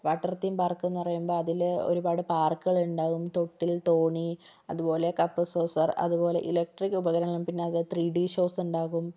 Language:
Malayalam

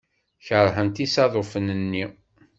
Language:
Kabyle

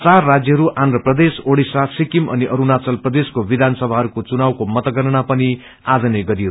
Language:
Nepali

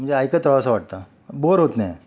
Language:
Marathi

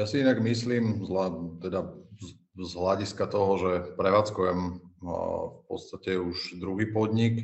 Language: Slovak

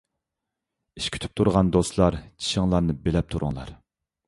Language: Uyghur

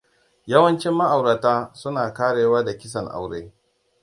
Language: Hausa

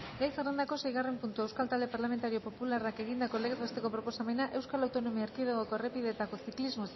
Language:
Basque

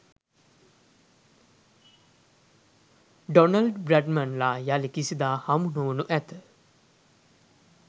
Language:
Sinhala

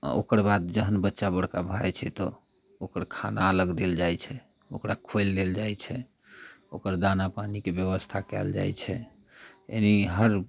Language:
Maithili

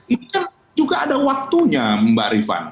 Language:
Indonesian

